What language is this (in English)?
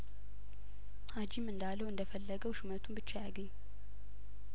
Amharic